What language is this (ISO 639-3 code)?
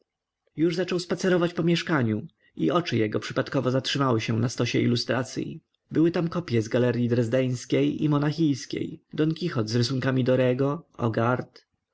pol